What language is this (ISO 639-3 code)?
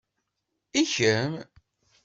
kab